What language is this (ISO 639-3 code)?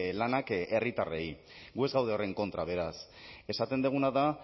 eus